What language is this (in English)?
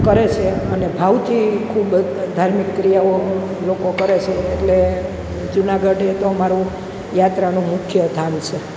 Gujarati